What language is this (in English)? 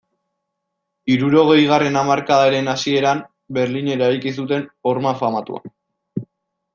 Basque